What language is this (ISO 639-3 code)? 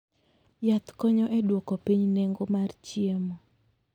luo